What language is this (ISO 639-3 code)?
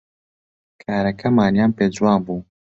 ckb